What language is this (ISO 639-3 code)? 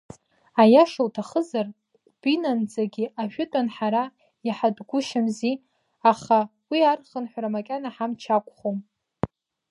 abk